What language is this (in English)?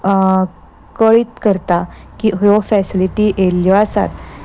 Konkani